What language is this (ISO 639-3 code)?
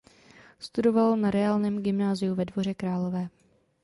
ces